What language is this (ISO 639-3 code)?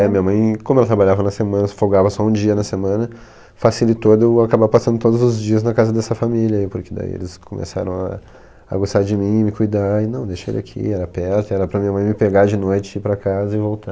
por